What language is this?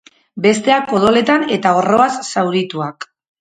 Basque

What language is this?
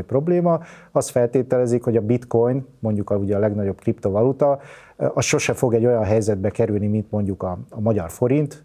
Hungarian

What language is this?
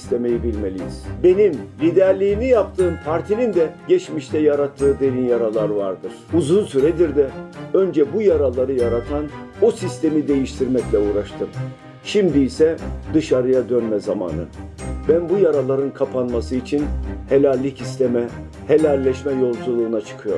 Turkish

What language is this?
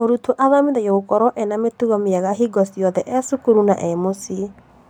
Kikuyu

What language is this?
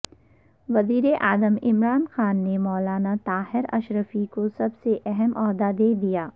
Urdu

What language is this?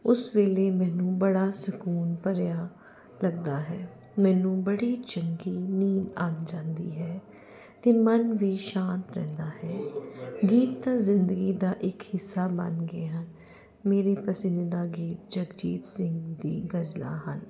Punjabi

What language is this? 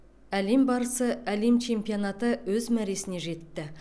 Kazakh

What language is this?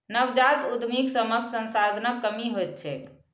Maithili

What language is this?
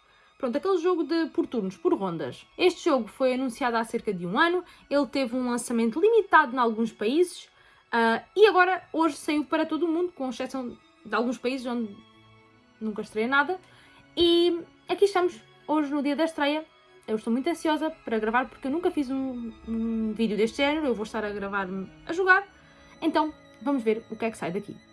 Portuguese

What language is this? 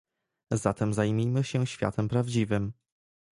Polish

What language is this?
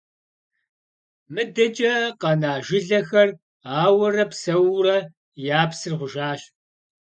Kabardian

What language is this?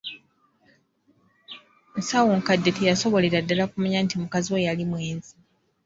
Ganda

